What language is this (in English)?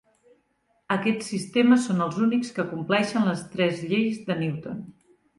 Catalan